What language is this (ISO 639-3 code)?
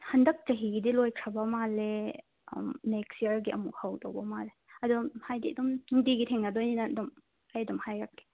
mni